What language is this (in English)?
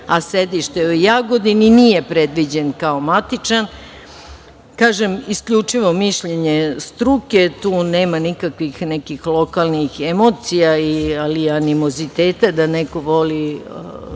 Serbian